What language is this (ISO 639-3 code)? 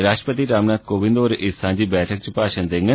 doi